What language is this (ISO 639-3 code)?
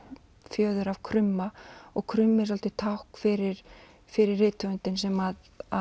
isl